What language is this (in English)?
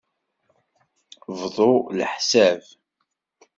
Kabyle